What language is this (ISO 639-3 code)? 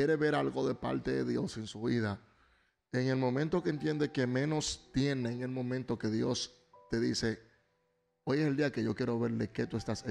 spa